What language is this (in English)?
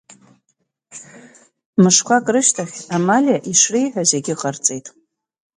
Abkhazian